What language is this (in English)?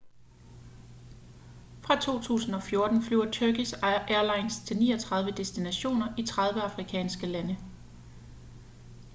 Danish